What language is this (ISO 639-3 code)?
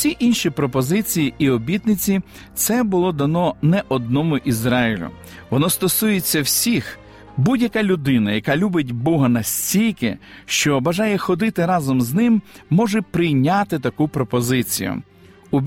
ukr